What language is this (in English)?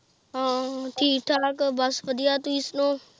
Punjabi